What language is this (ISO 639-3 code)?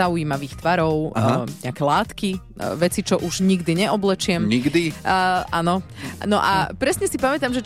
slk